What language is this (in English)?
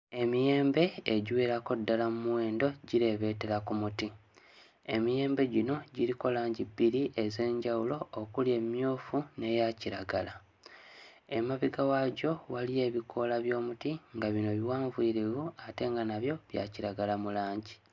Ganda